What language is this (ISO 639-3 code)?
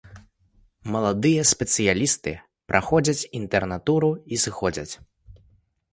bel